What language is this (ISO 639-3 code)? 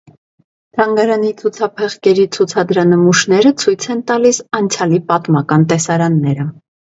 hye